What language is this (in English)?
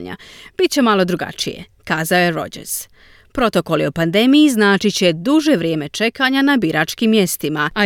Croatian